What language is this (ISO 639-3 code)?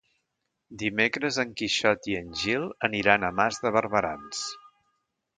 cat